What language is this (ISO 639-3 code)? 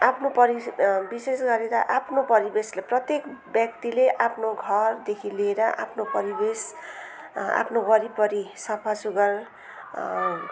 nep